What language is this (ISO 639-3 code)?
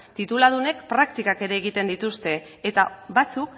eus